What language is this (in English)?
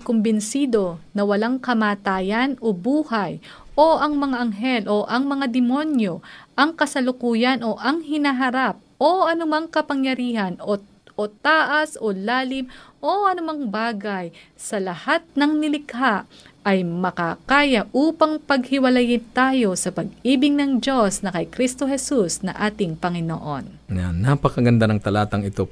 Filipino